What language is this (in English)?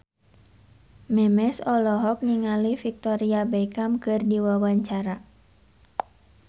Sundanese